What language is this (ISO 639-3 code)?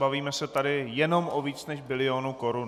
ces